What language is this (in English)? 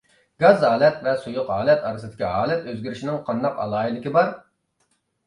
Uyghur